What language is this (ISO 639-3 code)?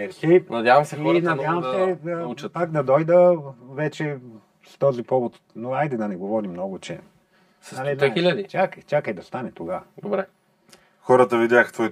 bul